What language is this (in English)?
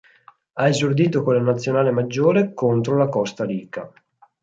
Italian